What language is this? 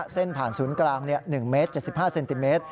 Thai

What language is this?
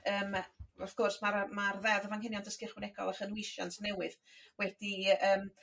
Welsh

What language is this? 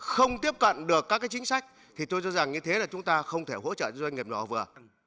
Vietnamese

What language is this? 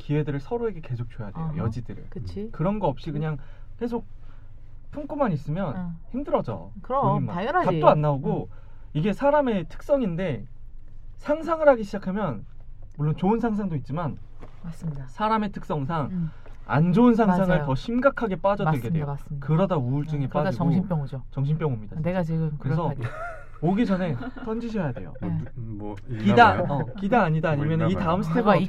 Korean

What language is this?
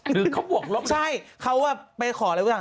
Thai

